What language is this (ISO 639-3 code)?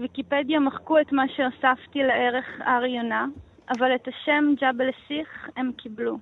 heb